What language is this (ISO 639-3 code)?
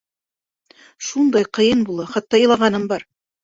bak